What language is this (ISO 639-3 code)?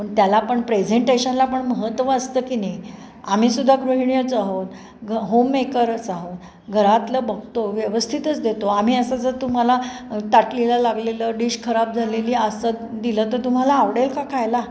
mar